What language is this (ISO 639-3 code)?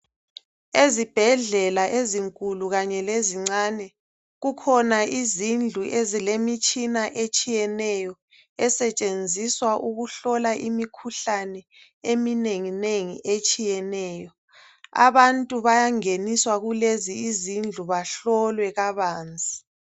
nde